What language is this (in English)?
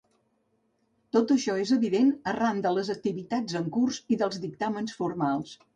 Catalan